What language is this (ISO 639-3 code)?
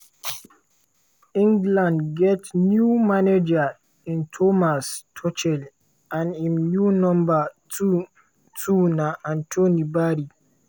pcm